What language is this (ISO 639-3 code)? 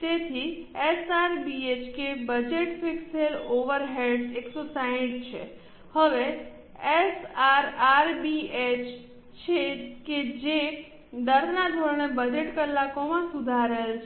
guj